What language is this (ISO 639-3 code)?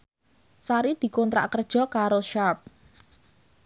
jav